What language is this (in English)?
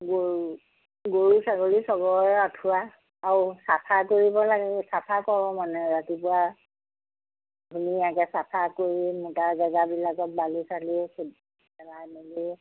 Assamese